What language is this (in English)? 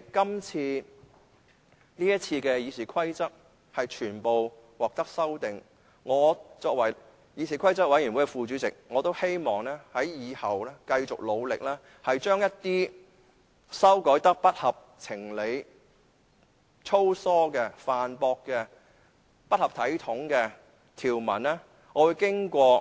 Cantonese